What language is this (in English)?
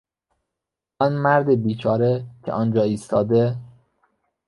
Persian